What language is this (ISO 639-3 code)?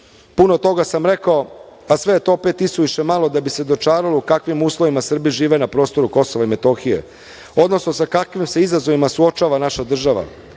srp